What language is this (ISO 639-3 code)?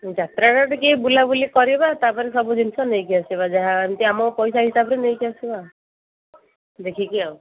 ori